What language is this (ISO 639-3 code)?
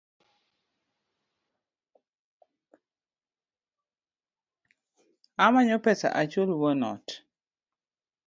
luo